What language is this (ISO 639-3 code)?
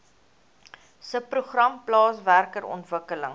afr